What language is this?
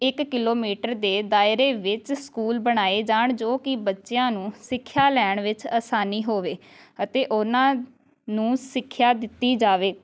Punjabi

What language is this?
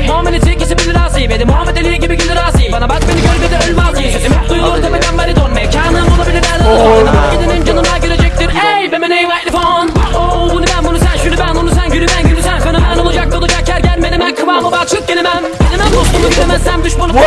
Turkish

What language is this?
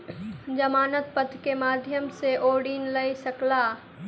Maithili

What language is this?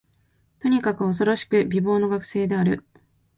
Japanese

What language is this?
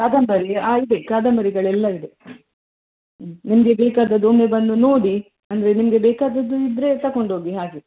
Kannada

